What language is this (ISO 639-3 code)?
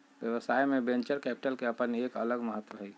mag